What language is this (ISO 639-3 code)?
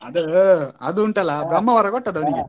kan